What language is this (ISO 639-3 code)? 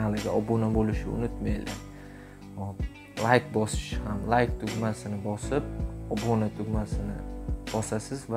tur